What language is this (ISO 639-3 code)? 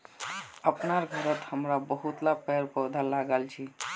mag